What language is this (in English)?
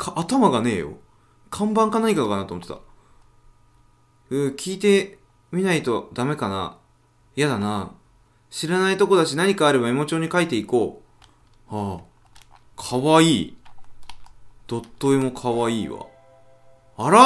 Japanese